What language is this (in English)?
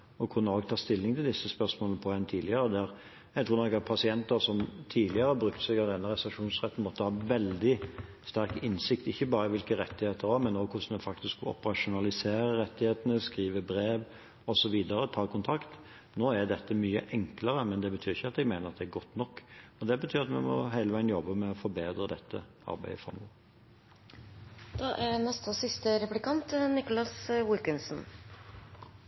Norwegian Bokmål